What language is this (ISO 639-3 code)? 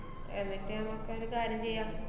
mal